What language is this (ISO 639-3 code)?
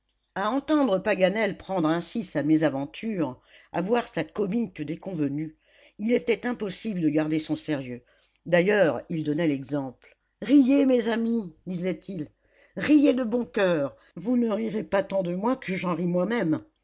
fra